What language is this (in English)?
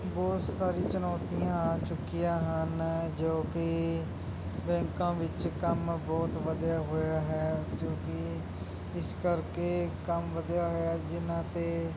Punjabi